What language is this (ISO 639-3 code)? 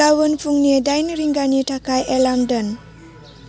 brx